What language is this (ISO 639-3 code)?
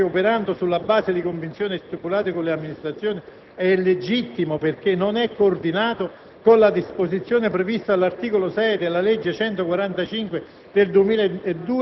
ita